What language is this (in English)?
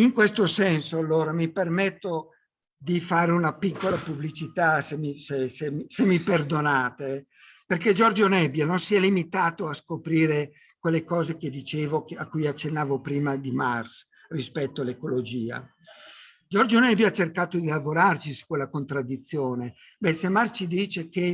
Italian